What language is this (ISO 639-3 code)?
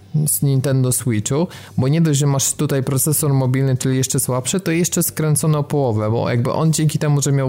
pol